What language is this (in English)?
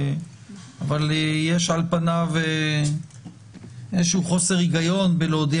Hebrew